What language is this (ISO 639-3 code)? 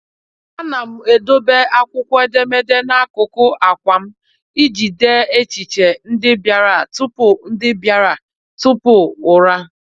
ibo